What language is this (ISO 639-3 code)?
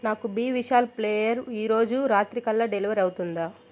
tel